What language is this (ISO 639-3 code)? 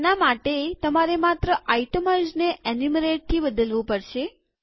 guj